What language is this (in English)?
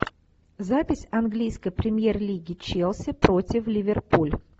Russian